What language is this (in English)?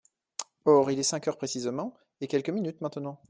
French